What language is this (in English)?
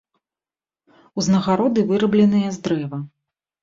Belarusian